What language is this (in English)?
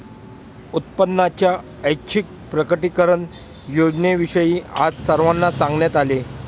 Marathi